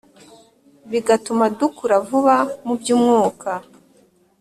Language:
Kinyarwanda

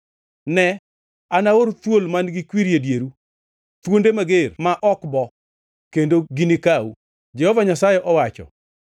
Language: Luo (Kenya and Tanzania)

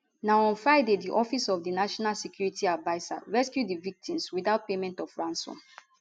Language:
Nigerian Pidgin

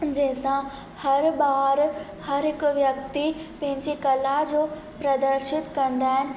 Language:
Sindhi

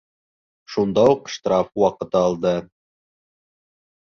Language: Bashkir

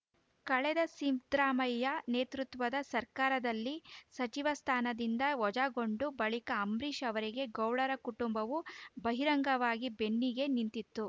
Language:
Kannada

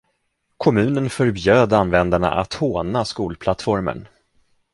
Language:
Swedish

